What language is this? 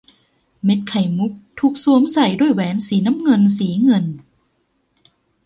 Thai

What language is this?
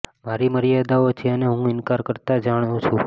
Gujarati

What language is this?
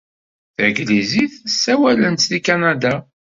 Kabyle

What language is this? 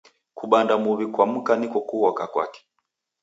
Taita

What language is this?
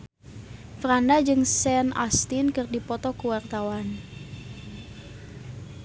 Sundanese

